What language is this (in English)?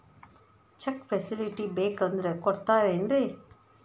Kannada